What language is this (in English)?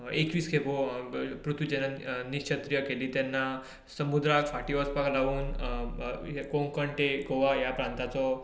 Konkani